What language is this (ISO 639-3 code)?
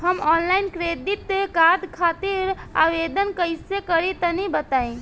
bho